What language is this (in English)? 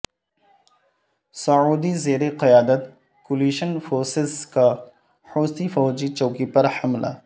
Urdu